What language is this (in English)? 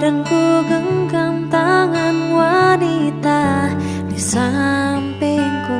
Indonesian